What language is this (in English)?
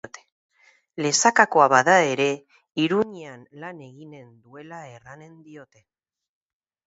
Basque